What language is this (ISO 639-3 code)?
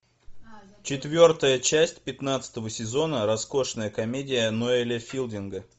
rus